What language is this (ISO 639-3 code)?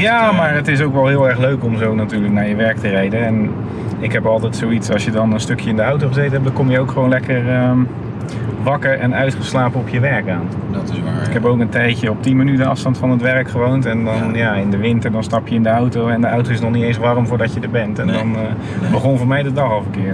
nld